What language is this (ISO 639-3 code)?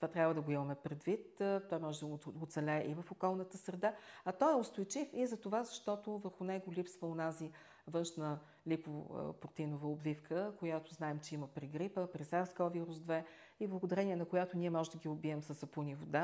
bul